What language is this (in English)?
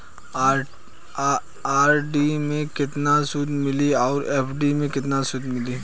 Bhojpuri